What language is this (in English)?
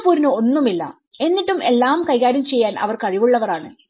Malayalam